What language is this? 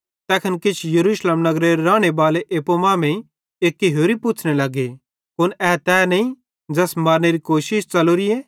Bhadrawahi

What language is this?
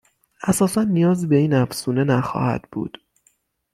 Persian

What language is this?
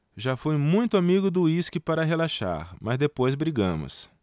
Portuguese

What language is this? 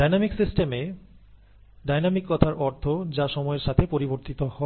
Bangla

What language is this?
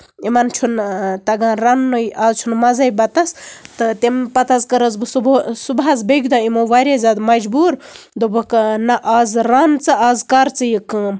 Kashmiri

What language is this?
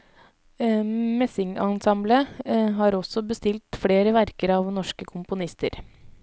Norwegian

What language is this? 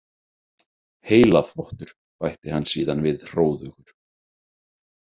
Icelandic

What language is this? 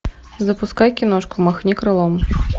Russian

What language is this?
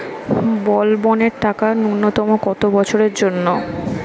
Bangla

